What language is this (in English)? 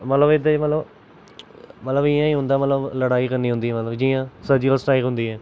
Dogri